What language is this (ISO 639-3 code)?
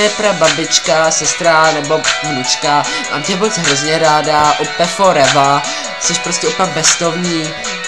ces